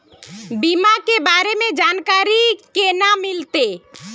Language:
Magahi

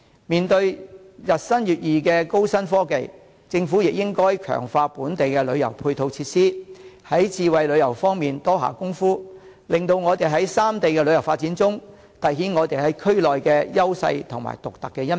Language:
Cantonese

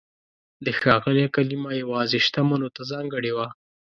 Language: Pashto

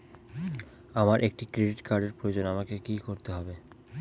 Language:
Bangla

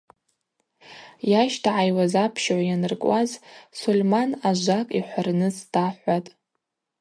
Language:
Abaza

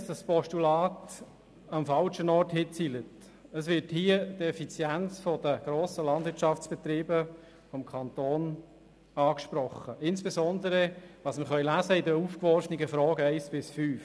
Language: Swiss German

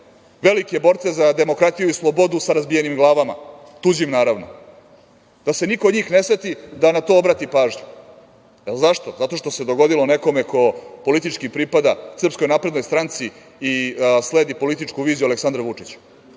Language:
Serbian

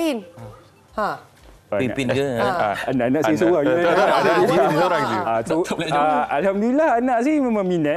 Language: Malay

